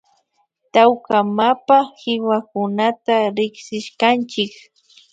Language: Imbabura Highland Quichua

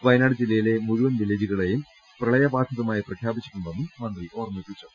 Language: Malayalam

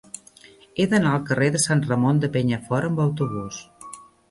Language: Catalan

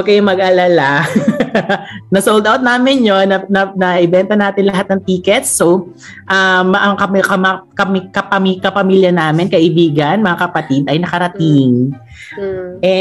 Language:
Filipino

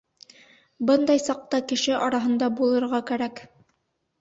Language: Bashkir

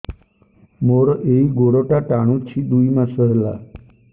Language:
Odia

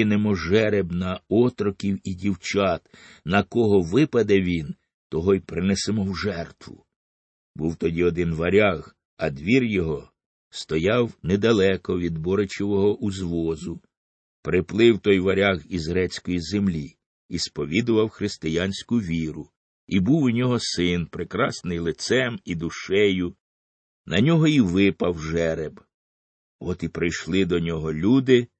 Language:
Ukrainian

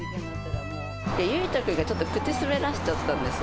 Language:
Japanese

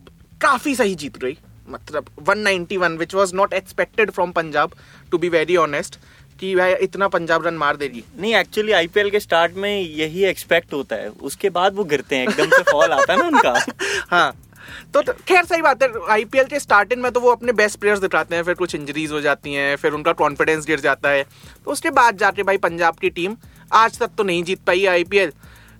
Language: Hindi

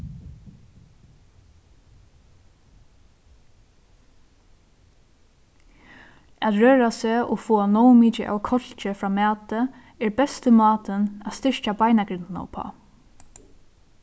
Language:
Faroese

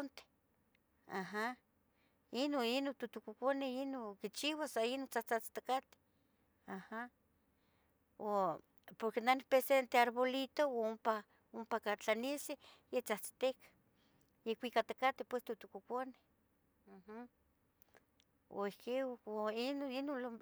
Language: Tetelcingo Nahuatl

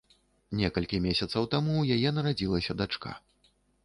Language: Belarusian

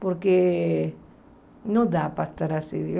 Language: Portuguese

